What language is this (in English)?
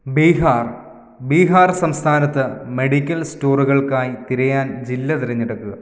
Malayalam